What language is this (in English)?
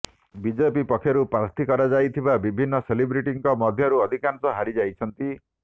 Odia